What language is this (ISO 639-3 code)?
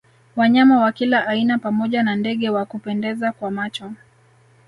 swa